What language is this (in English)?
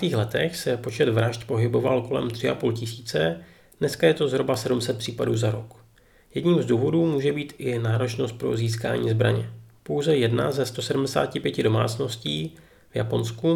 Czech